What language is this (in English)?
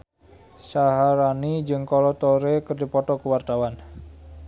Sundanese